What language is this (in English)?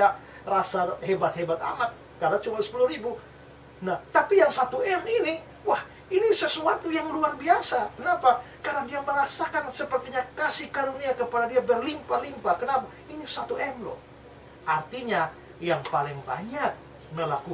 Indonesian